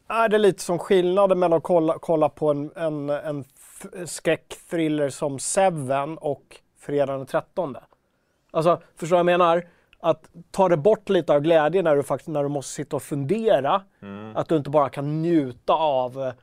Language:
Swedish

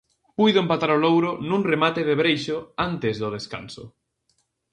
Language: Galician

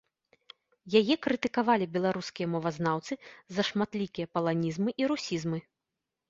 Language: Belarusian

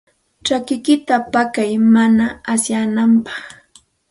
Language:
Santa Ana de Tusi Pasco Quechua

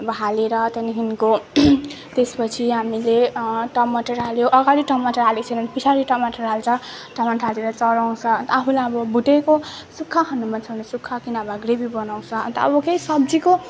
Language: Nepali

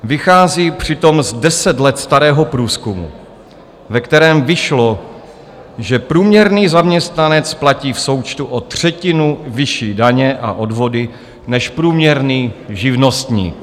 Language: Czech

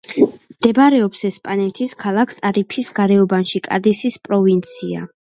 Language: Georgian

